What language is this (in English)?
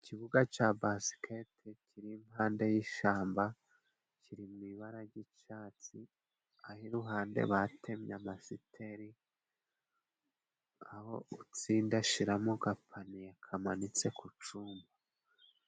Kinyarwanda